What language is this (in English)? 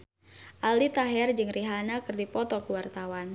Sundanese